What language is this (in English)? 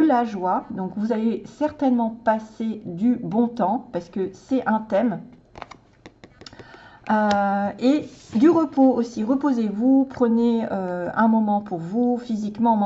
French